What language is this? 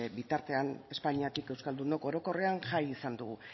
Basque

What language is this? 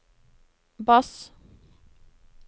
Norwegian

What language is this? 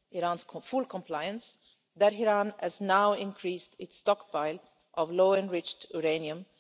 English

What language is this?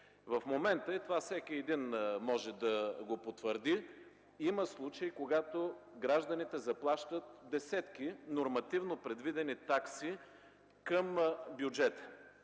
Bulgarian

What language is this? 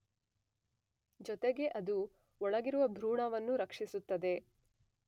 Kannada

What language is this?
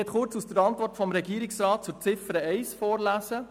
Swiss German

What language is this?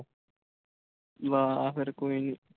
Punjabi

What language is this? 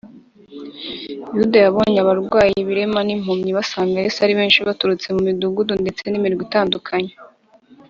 Kinyarwanda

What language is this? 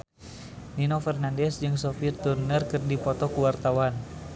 Sundanese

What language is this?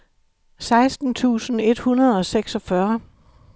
Danish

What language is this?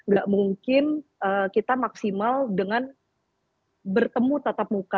Indonesian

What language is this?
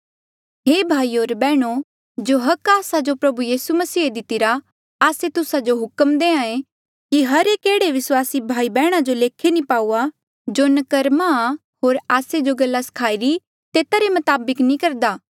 Mandeali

